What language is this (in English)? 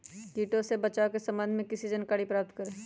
Magahi